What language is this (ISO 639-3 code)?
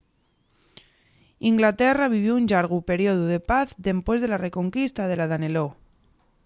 ast